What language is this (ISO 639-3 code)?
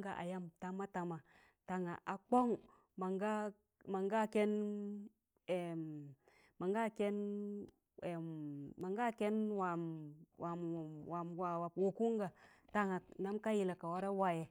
tan